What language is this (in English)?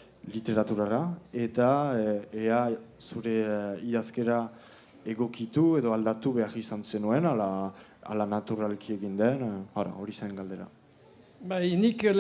Italian